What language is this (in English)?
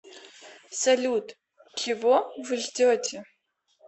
Russian